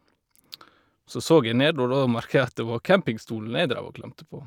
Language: Norwegian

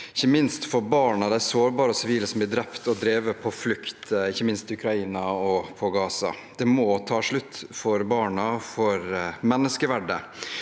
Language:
Norwegian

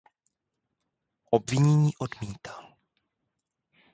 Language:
Czech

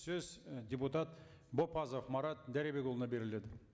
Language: Kazakh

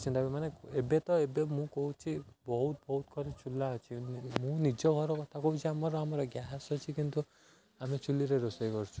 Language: Odia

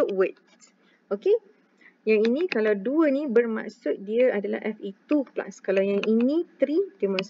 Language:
Malay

